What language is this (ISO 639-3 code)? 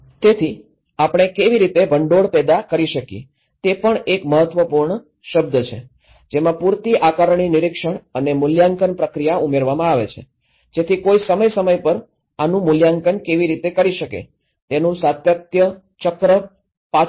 guj